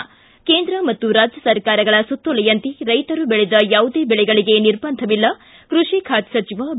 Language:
Kannada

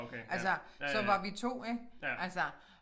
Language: Danish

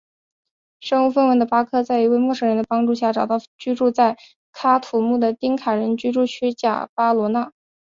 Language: Chinese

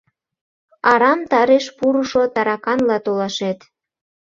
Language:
Mari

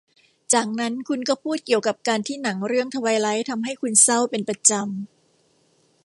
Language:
Thai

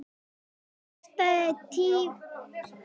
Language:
Icelandic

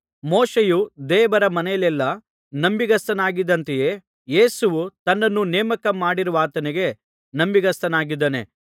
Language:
Kannada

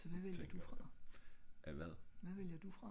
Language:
Danish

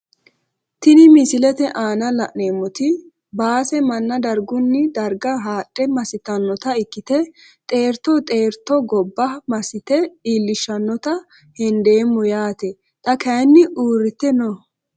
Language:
Sidamo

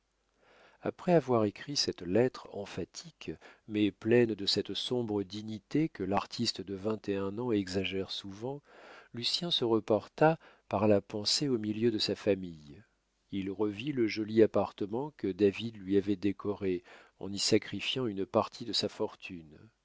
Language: French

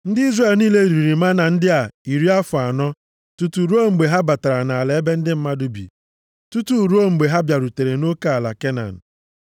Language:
Igbo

